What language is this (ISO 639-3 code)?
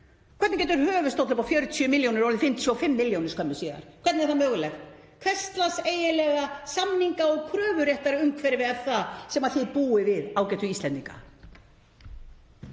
isl